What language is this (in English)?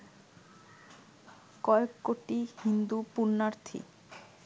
Bangla